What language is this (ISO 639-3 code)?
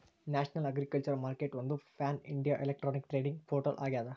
kan